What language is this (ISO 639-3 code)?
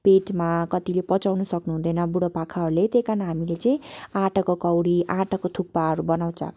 nep